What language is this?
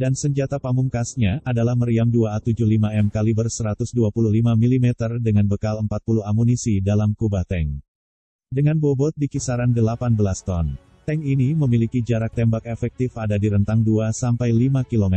Indonesian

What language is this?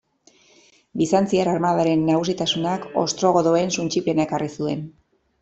Basque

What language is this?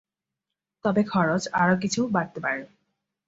Bangla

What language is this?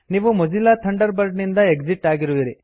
Kannada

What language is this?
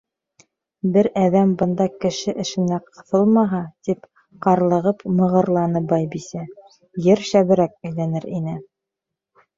Bashkir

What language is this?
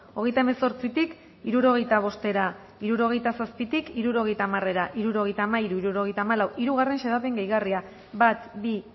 Basque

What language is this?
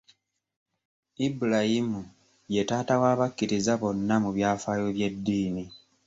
Ganda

